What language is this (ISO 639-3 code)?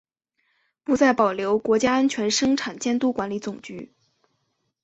zho